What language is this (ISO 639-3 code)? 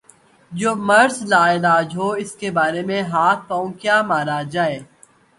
urd